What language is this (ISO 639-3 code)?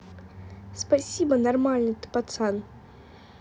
rus